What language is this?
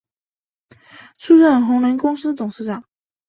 Chinese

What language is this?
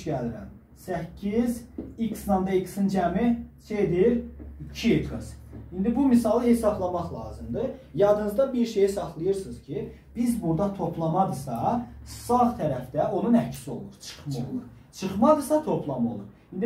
Turkish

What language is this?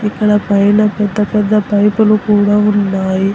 Telugu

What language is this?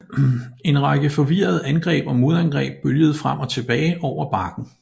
Danish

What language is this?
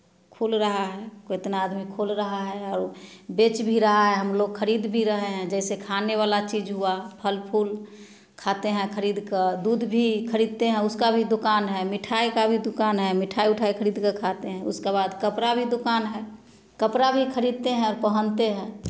Hindi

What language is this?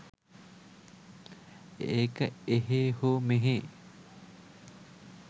Sinhala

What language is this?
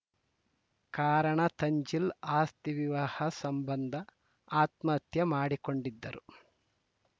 Kannada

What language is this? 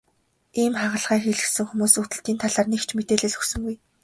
Mongolian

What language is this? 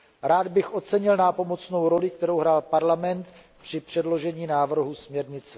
Czech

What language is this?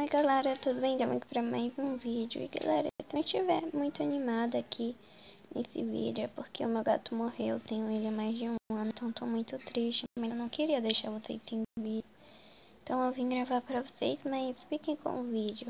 Portuguese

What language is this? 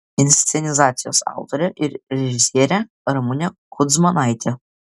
Lithuanian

